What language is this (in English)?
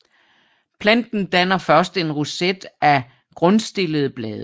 Danish